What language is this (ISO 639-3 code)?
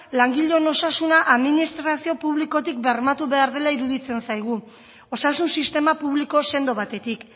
eus